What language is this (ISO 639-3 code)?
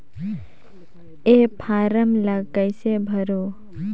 hne